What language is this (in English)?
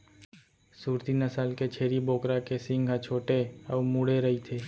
Chhattisgarhi